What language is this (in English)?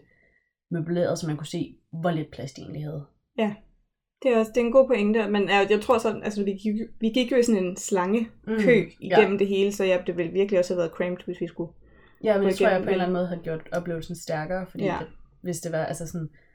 Danish